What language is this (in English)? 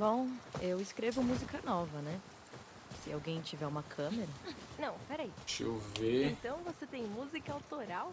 Portuguese